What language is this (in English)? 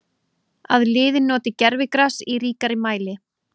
Icelandic